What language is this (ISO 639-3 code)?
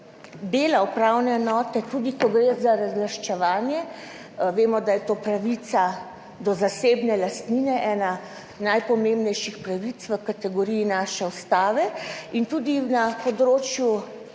slv